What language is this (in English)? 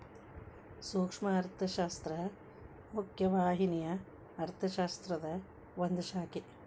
Kannada